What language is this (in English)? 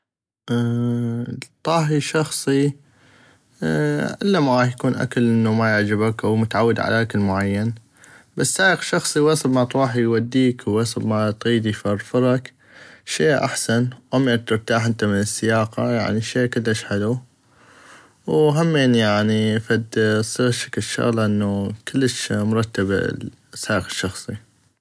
North Mesopotamian Arabic